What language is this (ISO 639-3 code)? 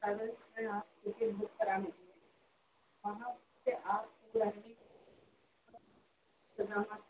urd